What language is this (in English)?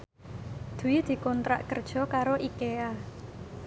Javanese